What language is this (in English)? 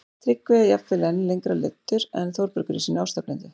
Icelandic